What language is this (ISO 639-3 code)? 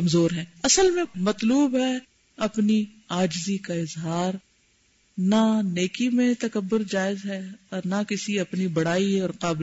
urd